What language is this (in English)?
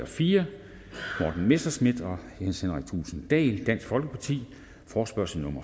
Danish